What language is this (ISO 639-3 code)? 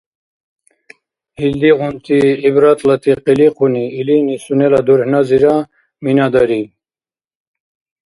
dar